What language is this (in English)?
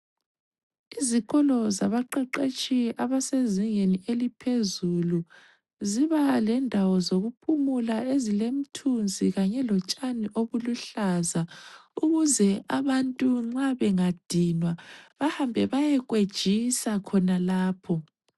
North Ndebele